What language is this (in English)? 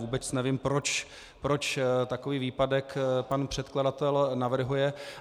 Czech